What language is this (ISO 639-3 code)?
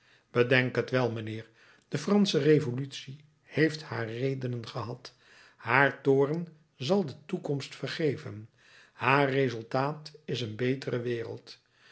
nld